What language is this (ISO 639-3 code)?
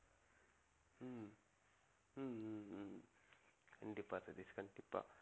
tam